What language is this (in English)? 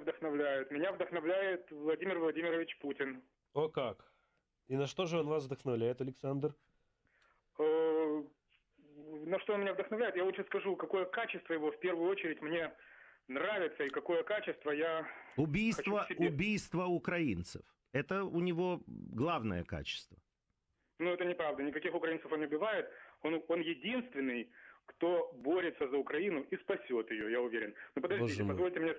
Russian